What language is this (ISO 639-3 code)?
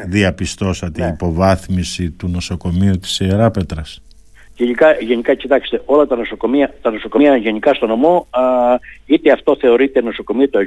ell